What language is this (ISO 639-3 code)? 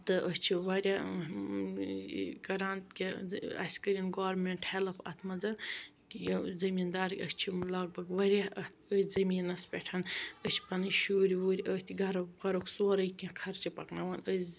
kas